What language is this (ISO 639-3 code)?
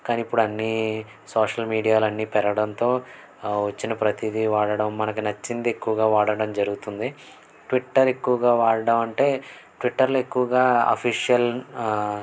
tel